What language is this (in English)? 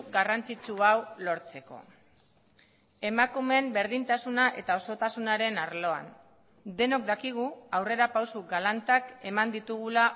Basque